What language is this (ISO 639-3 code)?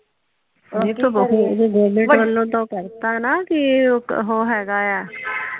pan